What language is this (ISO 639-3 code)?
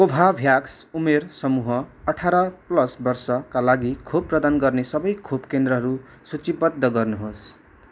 nep